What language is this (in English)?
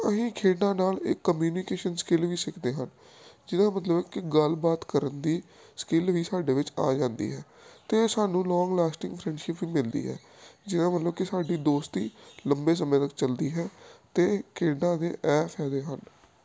Punjabi